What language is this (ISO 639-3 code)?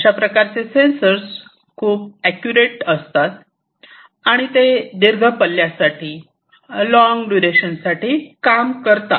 mar